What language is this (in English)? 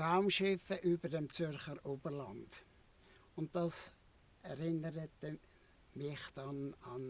German